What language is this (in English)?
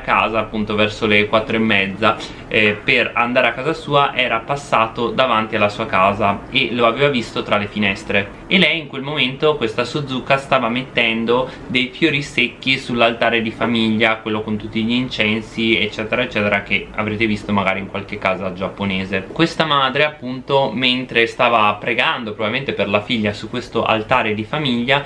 Italian